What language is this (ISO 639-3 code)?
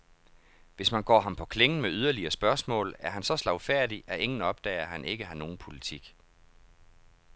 dan